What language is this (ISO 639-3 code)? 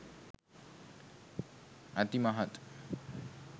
sin